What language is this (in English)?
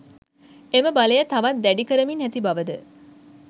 Sinhala